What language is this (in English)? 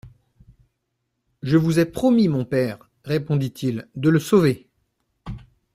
French